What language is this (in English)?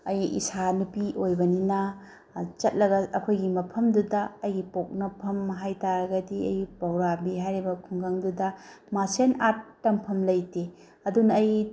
Manipuri